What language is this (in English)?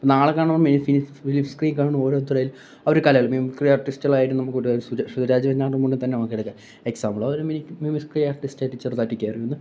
Malayalam